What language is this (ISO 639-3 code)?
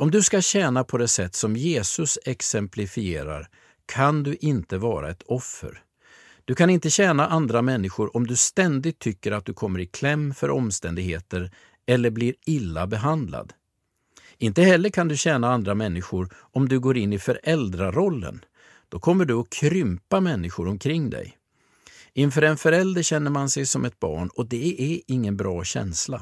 swe